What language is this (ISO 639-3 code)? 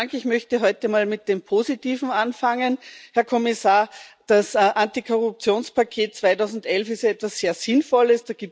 deu